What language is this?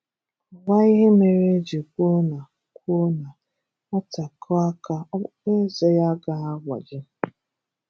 Igbo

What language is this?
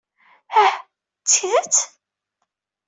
Kabyle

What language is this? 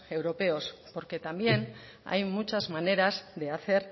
Spanish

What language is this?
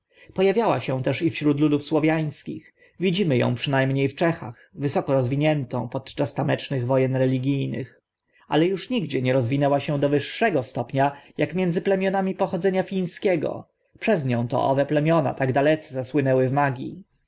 Polish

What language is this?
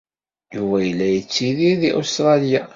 Kabyle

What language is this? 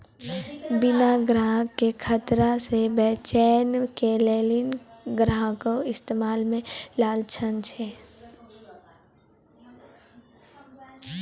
Maithili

